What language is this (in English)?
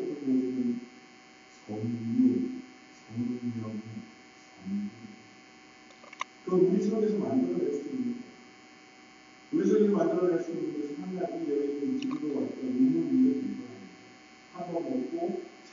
Korean